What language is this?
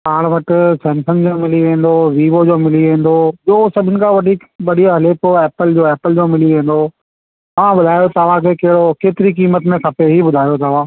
Sindhi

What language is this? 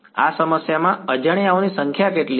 Gujarati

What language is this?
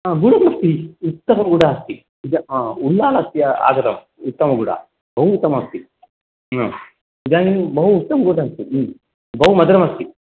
Sanskrit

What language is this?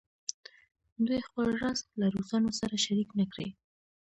Pashto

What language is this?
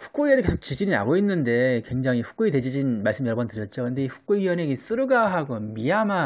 Korean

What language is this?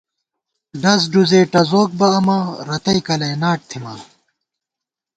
Gawar-Bati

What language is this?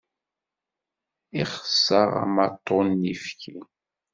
Kabyle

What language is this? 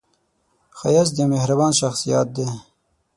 Pashto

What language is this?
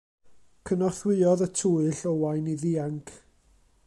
Welsh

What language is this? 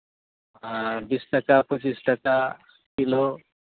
Santali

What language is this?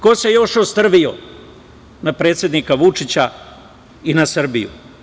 Serbian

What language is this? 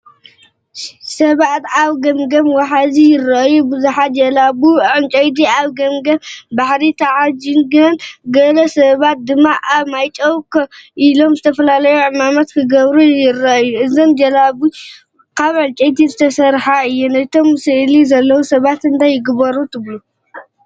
Tigrinya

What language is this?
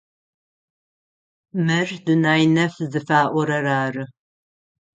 Adyghe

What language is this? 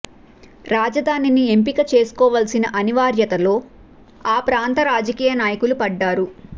Telugu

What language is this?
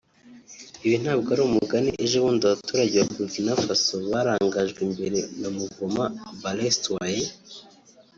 Kinyarwanda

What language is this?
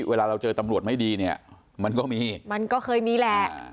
Thai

